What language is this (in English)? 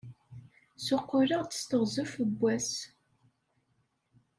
Kabyle